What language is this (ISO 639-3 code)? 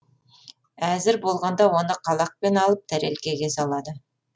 kaz